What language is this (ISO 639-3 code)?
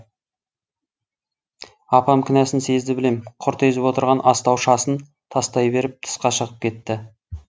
kaz